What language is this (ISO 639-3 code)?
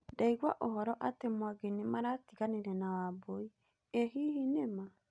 kik